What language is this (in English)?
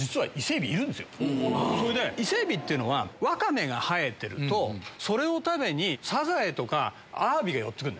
Japanese